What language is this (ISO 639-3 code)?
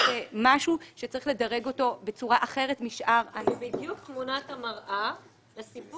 heb